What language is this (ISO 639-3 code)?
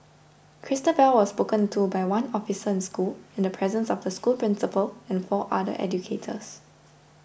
eng